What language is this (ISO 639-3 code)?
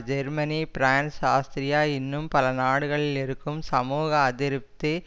tam